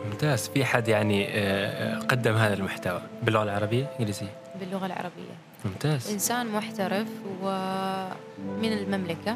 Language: Arabic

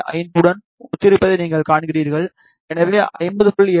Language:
Tamil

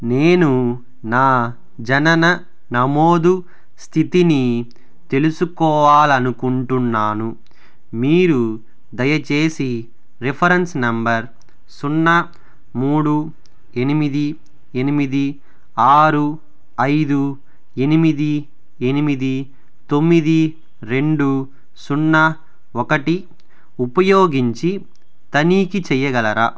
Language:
Telugu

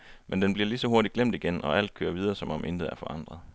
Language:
Danish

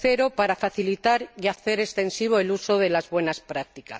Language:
Spanish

